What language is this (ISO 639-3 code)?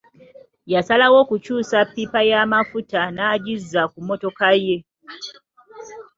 lug